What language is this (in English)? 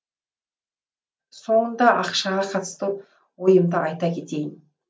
Kazakh